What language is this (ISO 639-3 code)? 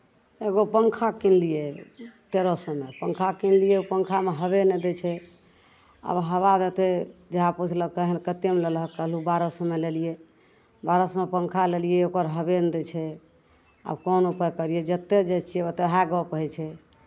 mai